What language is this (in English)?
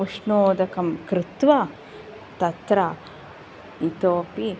Sanskrit